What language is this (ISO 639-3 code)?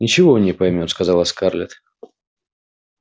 rus